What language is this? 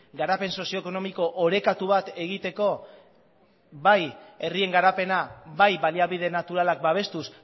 Basque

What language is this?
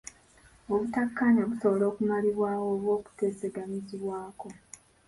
Ganda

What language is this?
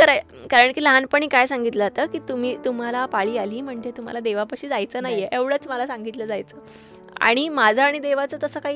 Marathi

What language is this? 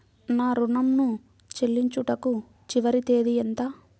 Telugu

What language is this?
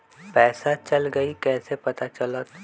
Magahi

